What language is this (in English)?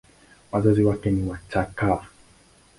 Swahili